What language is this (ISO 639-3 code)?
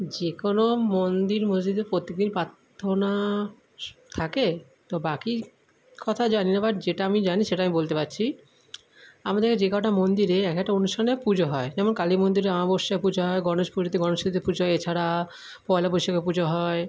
ben